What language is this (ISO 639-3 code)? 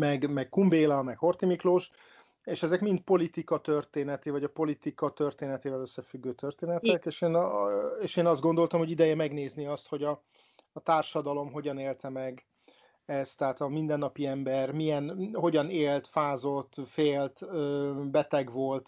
hun